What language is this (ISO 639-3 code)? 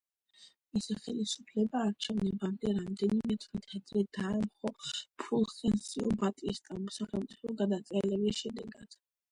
kat